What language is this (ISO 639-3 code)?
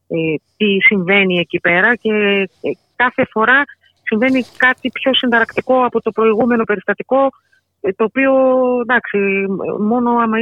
ell